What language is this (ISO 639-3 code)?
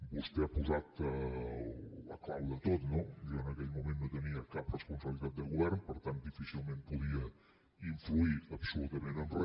cat